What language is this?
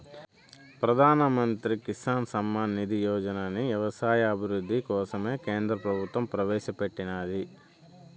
Telugu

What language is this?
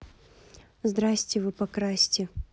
Russian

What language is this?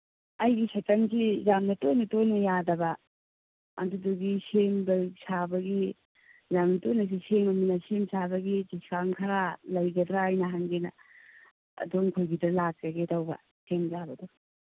Manipuri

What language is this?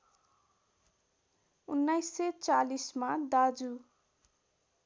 Nepali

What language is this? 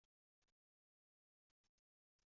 Kabyle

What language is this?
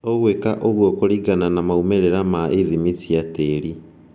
Kikuyu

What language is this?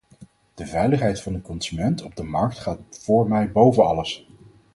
Dutch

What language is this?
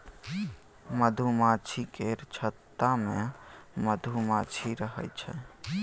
Maithili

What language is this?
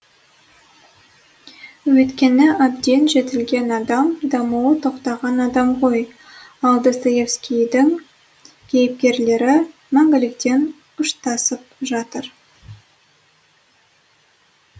Kazakh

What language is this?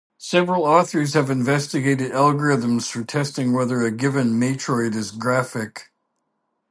English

